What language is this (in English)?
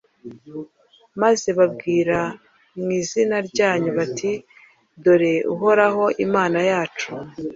Kinyarwanda